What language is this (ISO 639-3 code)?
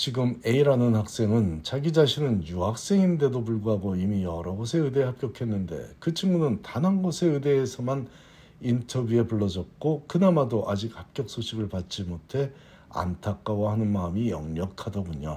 kor